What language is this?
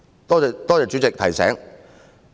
Cantonese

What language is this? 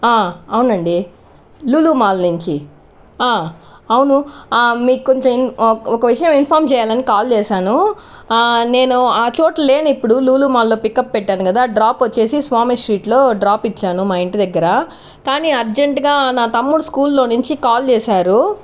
Telugu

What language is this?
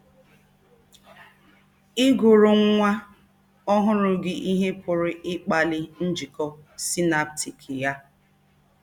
Igbo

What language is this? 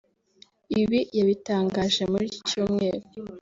Kinyarwanda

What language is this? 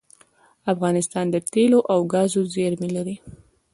Pashto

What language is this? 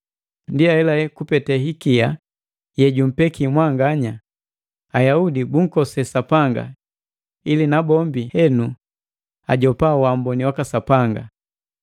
Matengo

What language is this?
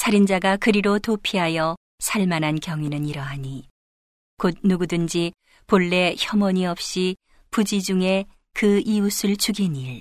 Korean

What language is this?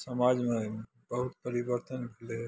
Maithili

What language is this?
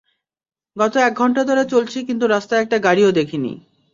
Bangla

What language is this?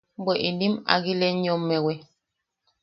Yaqui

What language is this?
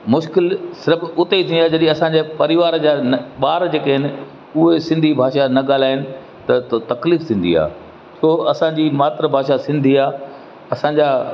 Sindhi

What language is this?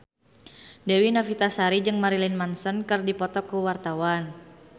Sundanese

